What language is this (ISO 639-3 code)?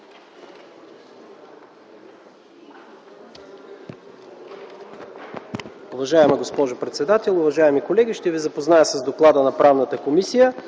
bul